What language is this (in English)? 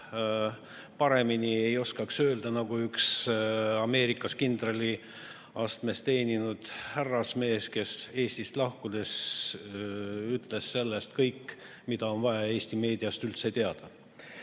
Estonian